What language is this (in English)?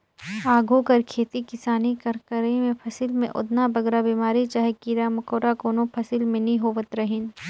Chhattisgarhi